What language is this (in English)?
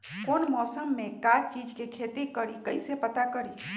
Magahi